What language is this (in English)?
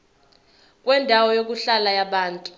Zulu